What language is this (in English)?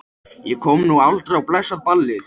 Icelandic